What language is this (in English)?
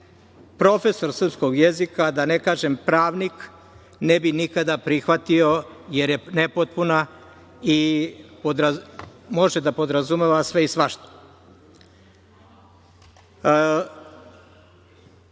Serbian